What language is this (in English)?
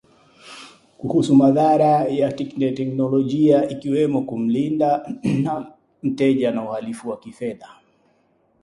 Swahili